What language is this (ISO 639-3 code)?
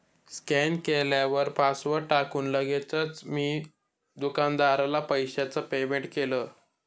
mar